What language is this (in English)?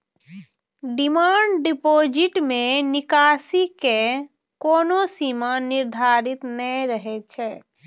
Maithili